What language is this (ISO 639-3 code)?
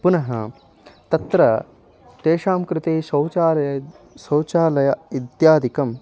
san